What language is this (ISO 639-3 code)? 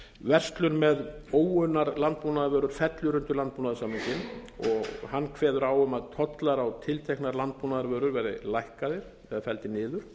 isl